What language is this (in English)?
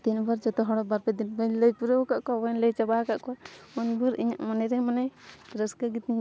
Santali